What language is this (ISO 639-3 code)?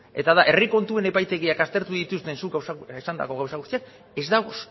eus